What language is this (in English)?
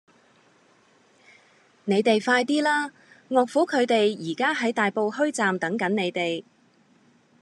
Cantonese